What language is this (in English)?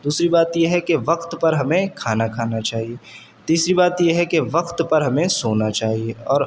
Urdu